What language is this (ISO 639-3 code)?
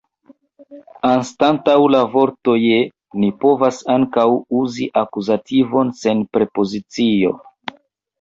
epo